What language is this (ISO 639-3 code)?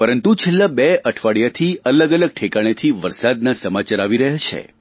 guj